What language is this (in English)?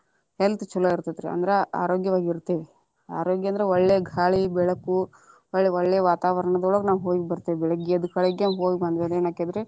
Kannada